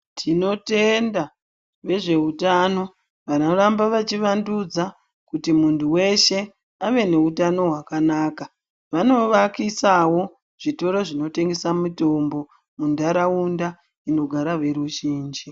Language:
Ndau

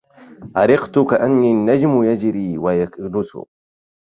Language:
Arabic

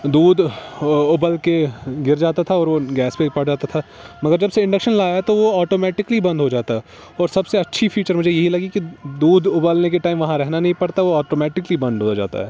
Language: Urdu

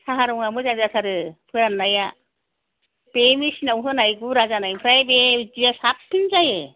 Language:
Bodo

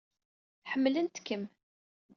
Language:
Kabyle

